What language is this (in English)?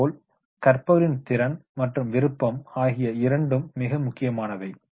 Tamil